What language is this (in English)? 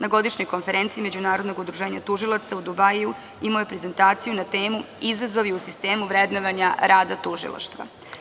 Serbian